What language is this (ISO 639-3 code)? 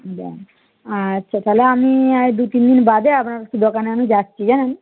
ben